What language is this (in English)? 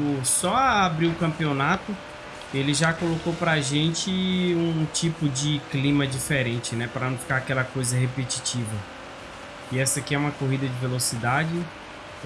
Portuguese